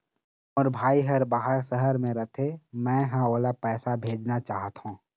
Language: Chhattisgarhi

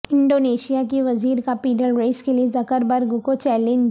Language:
Urdu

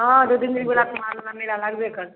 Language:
Maithili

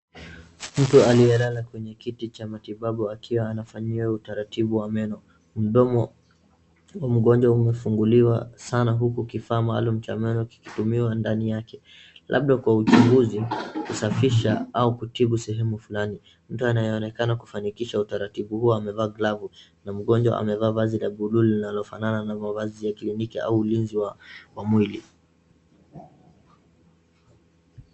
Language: Swahili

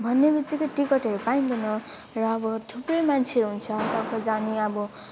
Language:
Nepali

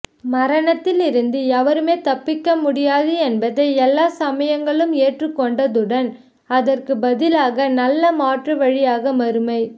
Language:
Tamil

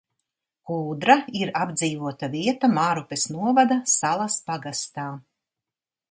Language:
Latvian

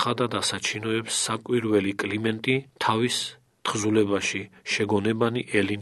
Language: Romanian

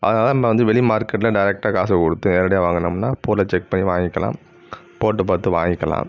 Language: Tamil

